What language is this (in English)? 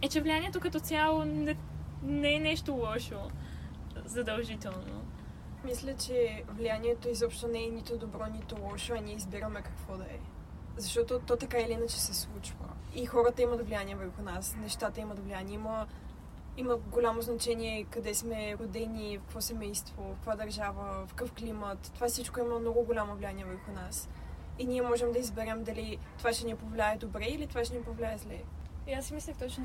Bulgarian